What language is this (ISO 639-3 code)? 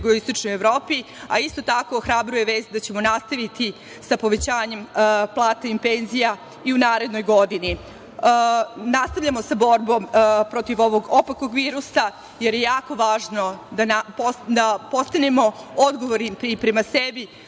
srp